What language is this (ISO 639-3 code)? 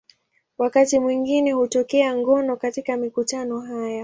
swa